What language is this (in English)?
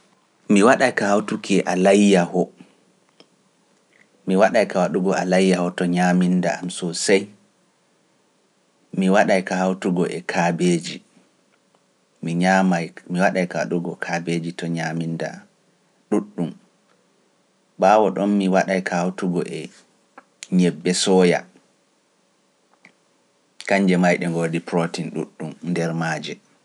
Pular